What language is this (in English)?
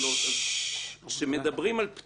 Hebrew